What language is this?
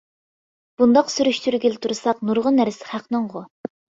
Uyghur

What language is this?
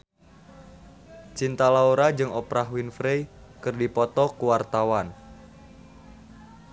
Sundanese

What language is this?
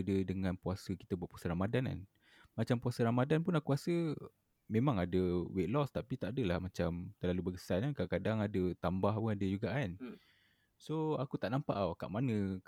Malay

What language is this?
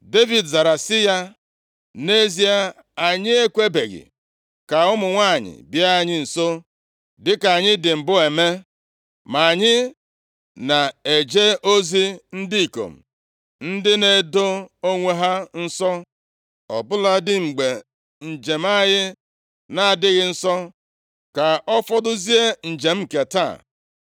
Igbo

